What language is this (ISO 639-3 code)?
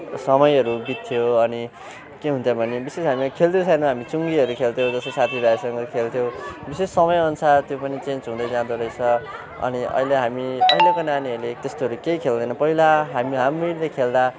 nep